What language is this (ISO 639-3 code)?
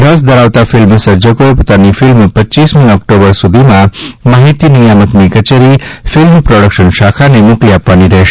guj